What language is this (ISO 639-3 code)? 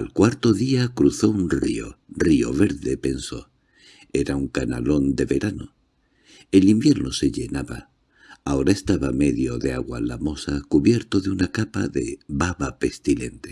spa